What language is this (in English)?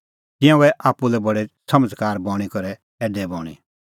Kullu Pahari